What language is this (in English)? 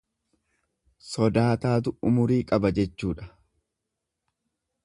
Oromo